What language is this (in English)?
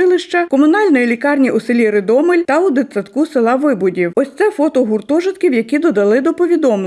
Ukrainian